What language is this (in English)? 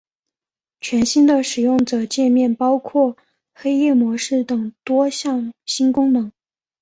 Chinese